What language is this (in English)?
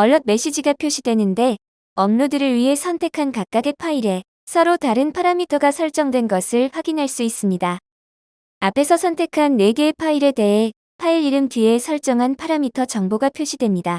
Korean